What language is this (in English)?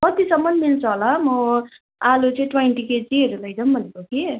Nepali